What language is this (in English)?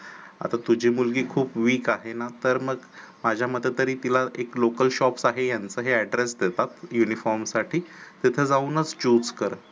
Marathi